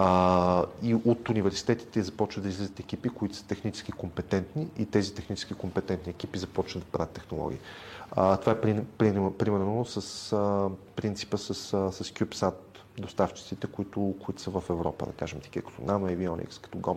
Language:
Bulgarian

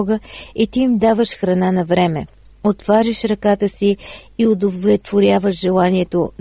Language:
Bulgarian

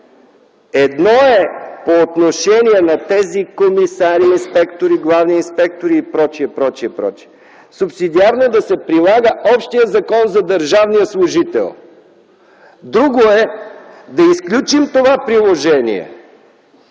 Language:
Bulgarian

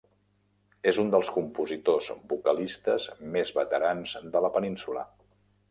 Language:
Catalan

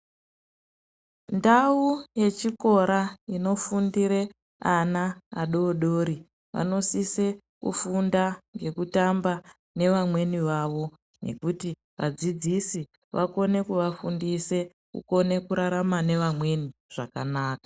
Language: Ndau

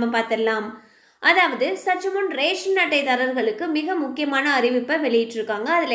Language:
Thai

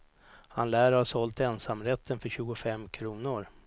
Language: Swedish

